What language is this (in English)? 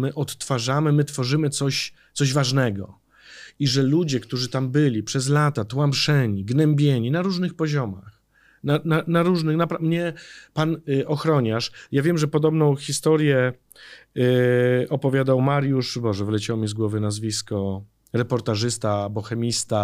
Polish